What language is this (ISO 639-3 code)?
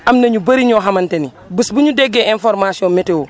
wol